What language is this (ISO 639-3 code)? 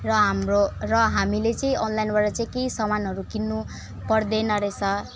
nep